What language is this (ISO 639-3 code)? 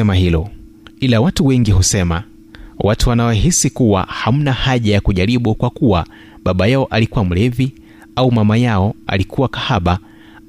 swa